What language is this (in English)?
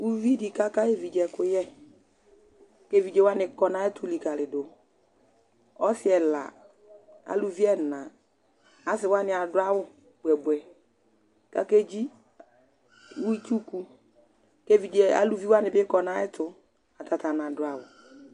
Ikposo